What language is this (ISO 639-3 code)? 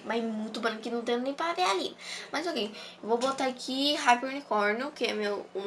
por